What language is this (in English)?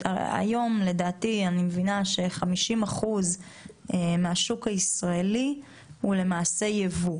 Hebrew